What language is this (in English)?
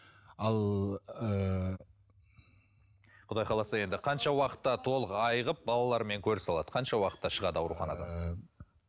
Kazakh